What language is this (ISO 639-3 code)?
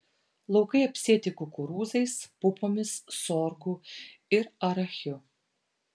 lit